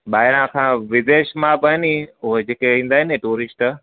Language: Sindhi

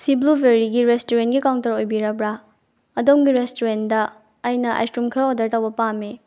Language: Manipuri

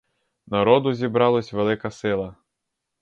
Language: Ukrainian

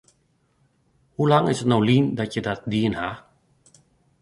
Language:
Western Frisian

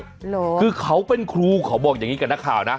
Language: Thai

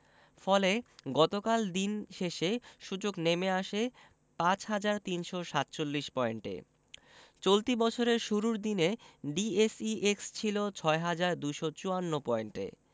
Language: Bangla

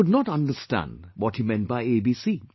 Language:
English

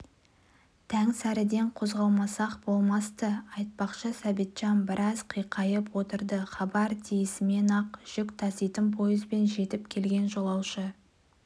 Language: Kazakh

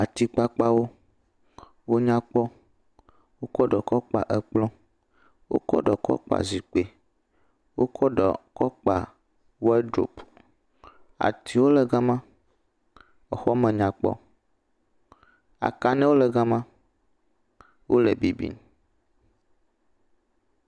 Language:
Ewe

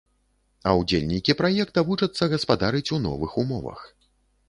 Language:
Belarusian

